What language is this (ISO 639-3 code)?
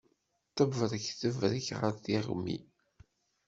kab